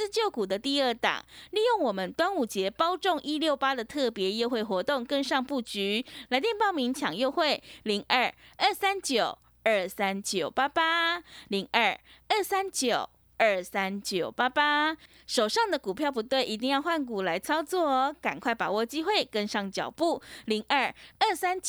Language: Chinese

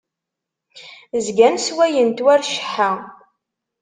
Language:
Kabyle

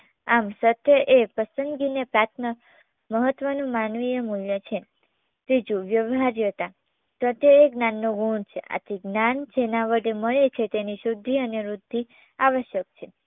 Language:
Gujarati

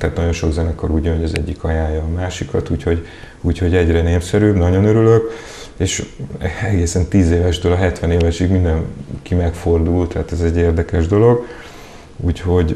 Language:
Hungarian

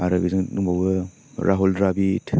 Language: Bodo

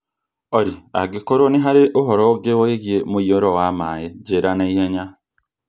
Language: Kikuyu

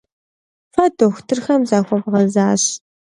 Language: Kabardian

